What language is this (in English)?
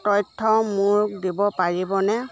Assamese